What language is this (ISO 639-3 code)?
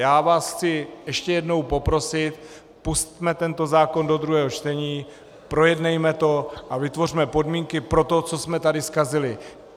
ces